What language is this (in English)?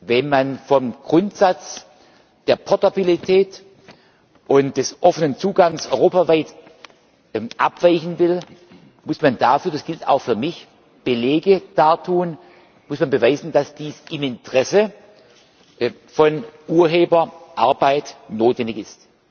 German